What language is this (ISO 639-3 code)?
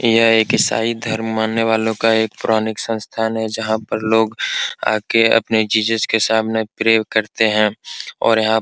hin